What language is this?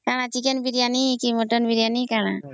Odia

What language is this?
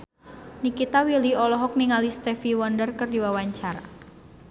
Sundanese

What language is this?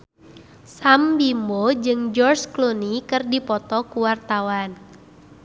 Sundanese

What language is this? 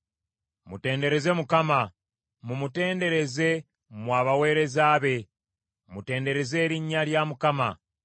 Ganda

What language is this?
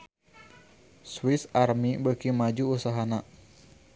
Sundanese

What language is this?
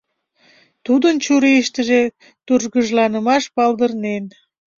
Mari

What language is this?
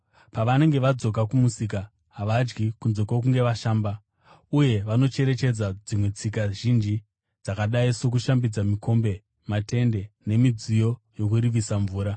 Shona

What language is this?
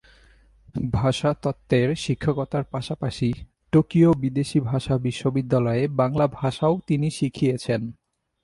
Bangla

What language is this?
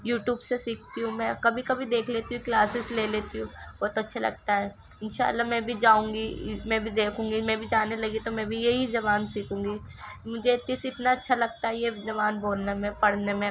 Urdu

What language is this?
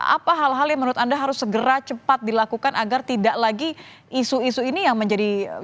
Indonesian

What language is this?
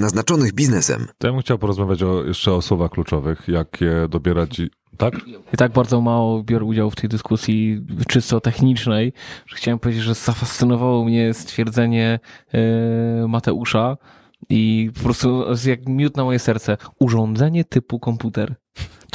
Polish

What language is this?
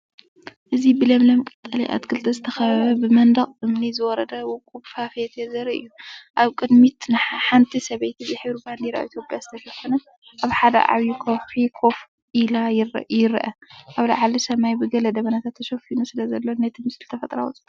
Tigrinya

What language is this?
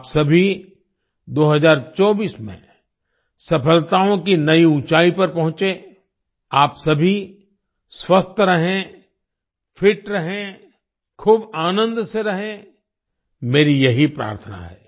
Hindi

